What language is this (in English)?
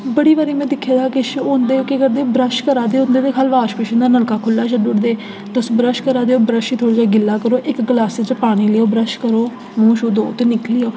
Dogri